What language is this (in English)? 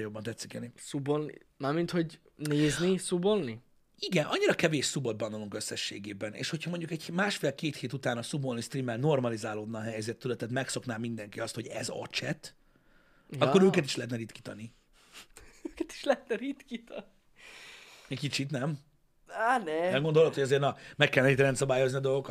Hungarian